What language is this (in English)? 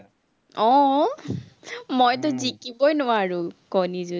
Assamese